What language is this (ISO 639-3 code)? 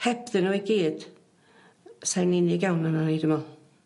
cym